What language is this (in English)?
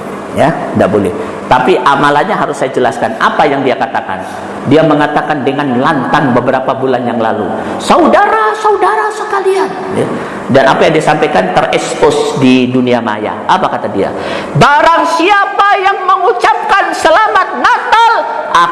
Indonesian